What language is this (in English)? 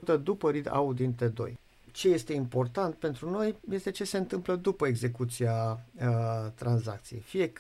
Romanian